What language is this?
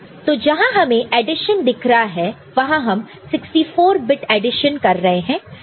Hindi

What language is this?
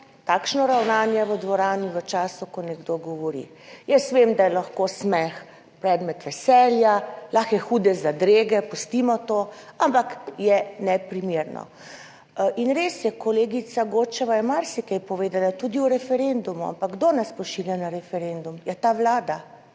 Slovenian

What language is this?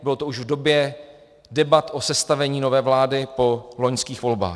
Czech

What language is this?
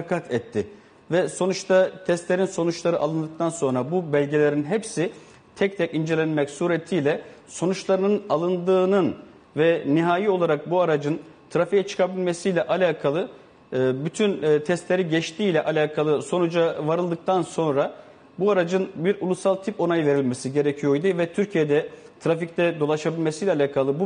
Turkish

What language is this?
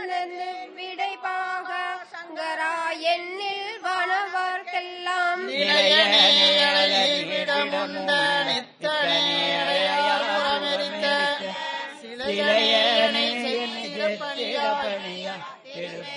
Tamil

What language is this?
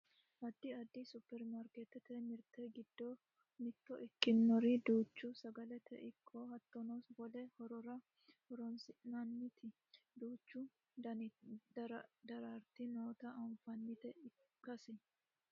Sidamo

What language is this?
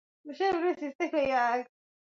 Swahili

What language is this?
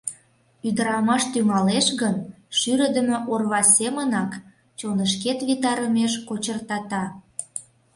Mari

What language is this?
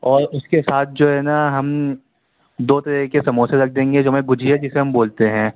Urdu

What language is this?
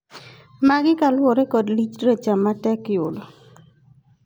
Luo (Kenya and Tanzania)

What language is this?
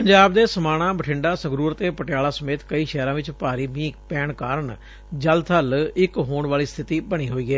Punjabi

